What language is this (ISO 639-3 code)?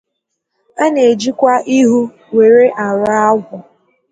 ibo